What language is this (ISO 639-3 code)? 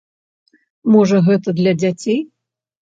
bel